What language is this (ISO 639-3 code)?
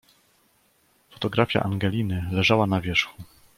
pol